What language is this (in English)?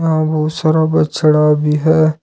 Hindi